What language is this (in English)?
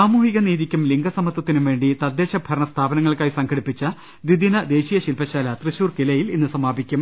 Malayalam